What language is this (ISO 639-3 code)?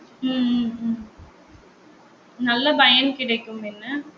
tam